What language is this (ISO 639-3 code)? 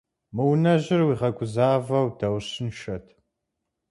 kbd